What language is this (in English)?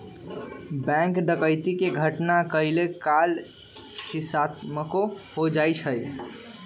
Magahi